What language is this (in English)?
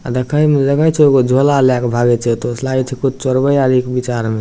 Maithili